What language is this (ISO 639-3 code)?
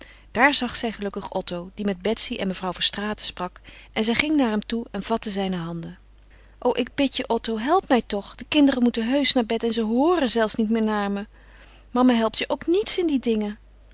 nld